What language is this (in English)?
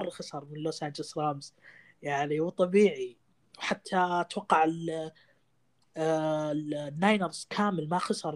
Arabic